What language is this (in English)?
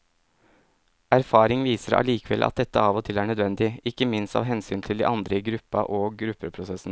Norwegian